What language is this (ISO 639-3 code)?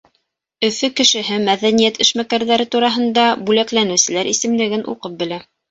bak